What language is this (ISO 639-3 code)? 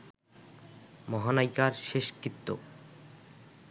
ben